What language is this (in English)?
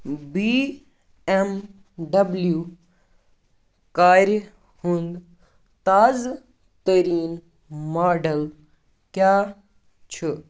Kashmiri